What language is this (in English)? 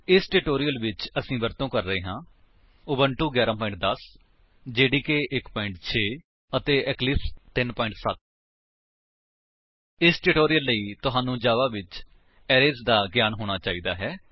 Punjabi